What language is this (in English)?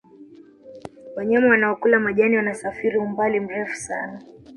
Swahili